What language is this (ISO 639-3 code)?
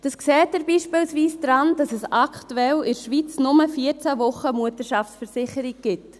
gsw